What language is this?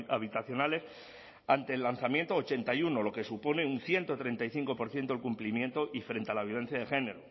Spanish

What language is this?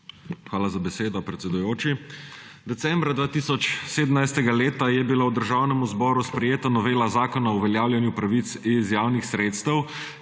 Slovenian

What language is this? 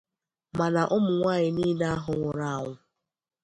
Igbo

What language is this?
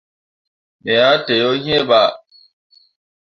Mundang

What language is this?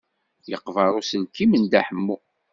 Kabyle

